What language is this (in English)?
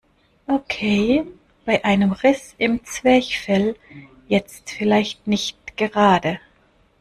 German